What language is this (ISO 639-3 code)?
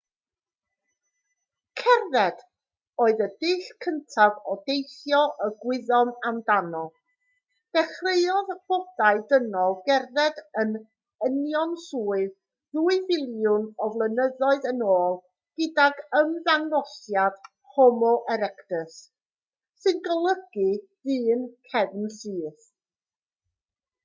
cym